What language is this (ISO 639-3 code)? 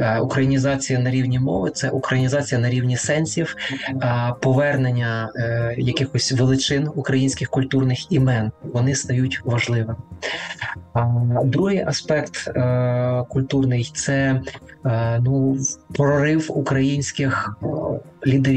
ukr